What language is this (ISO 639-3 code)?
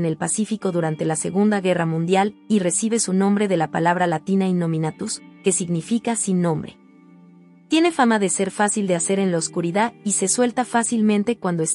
spa